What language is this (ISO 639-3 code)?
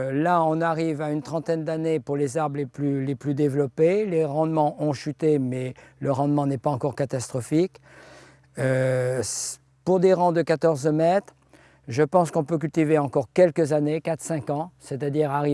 fra